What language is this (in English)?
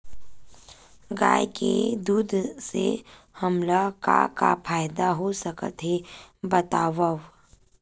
Chhattisgarhi